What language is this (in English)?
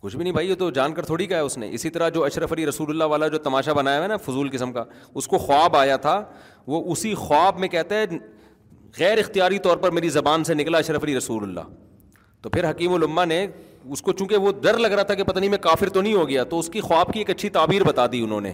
Urdu